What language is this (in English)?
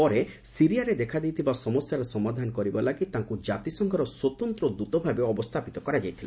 Odia